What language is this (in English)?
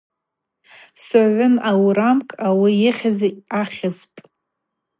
Abaza